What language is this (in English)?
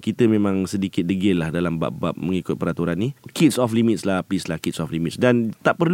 Malay